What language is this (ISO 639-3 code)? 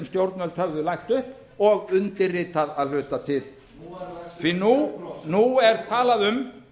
isl